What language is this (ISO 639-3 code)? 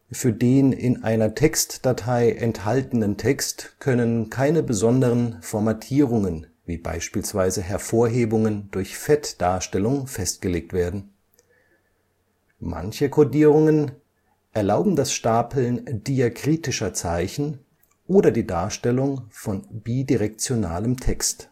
deu